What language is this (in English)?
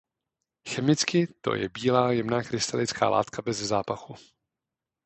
Czech